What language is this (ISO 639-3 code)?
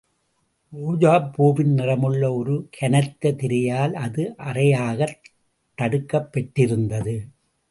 tam